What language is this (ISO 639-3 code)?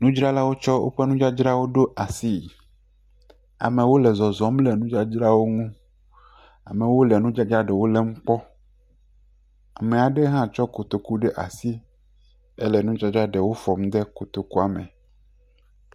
ewe